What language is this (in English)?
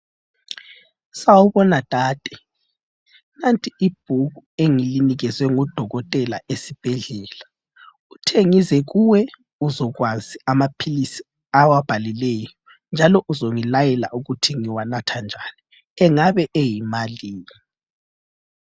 North Ndebele